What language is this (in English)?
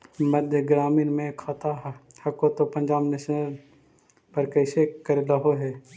Magahi